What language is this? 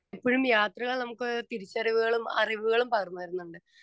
Malayalam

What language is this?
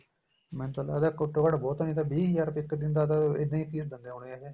Punjabi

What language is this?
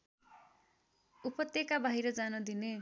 Nepali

